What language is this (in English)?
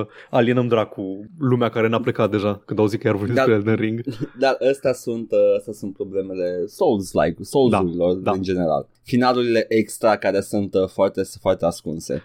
Romanian